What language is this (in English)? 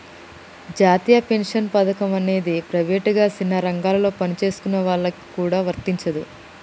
Telugu